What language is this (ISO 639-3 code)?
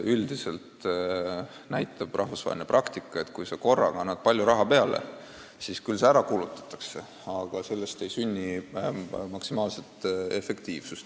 est